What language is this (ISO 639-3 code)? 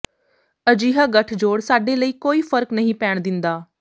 pan